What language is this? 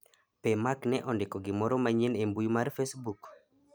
Luo (Kenya and Tanzania)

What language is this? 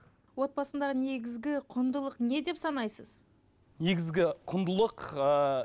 Kazakh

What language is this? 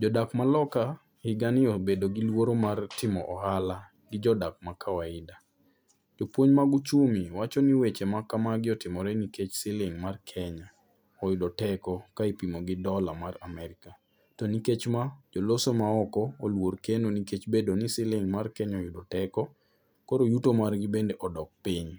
Luo (Kenya and Tanzania)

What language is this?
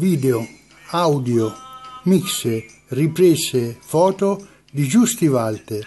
Italian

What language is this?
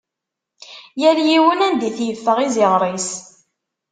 Kabyle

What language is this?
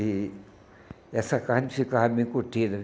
Portuguese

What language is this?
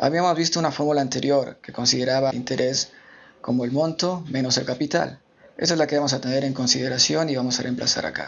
Spanish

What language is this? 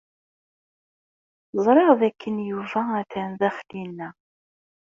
Kabyle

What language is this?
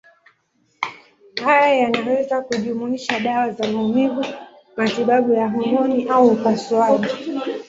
Swahili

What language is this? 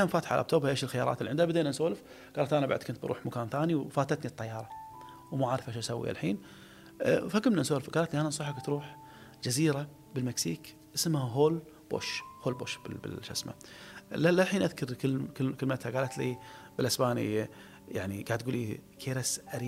Arabic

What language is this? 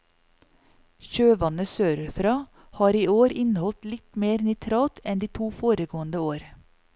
Norwegian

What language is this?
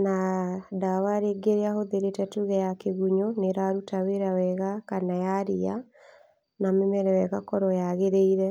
Kikuyu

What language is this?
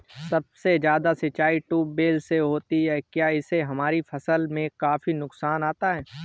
Hindi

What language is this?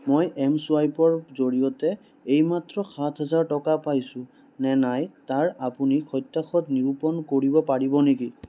Assamese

